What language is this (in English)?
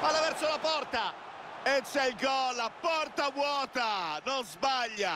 Italian